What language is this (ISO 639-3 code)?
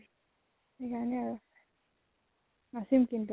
asm